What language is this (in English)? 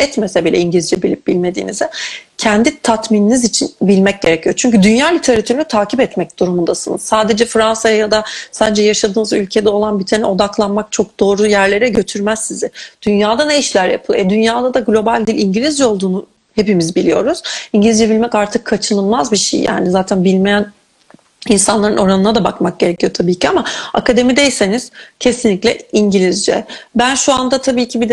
Turkish